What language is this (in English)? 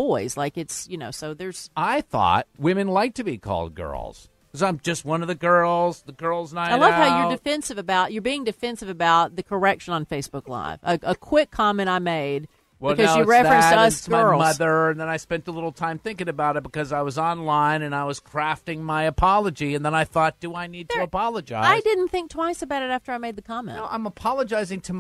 English